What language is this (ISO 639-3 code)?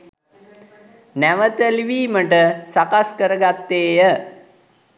sin